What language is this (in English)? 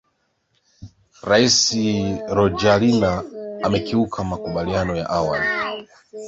Swahili